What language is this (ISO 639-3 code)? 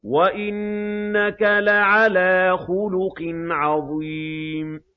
ara